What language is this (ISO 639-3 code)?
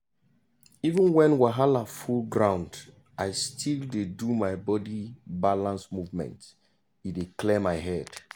pcm